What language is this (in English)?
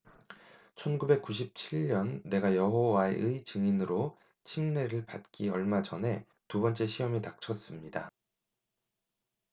Korean